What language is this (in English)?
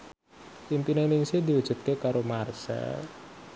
Javanese